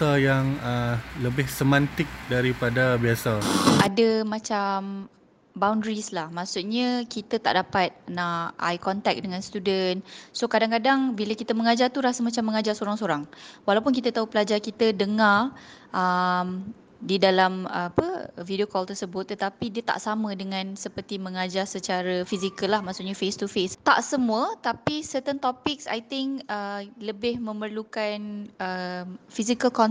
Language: Malay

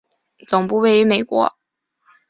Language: Chinese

